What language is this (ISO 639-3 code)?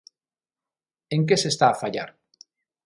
glg